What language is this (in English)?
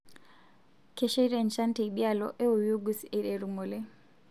Masai